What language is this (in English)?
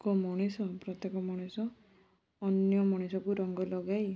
Odia